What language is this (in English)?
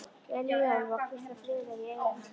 Icelandic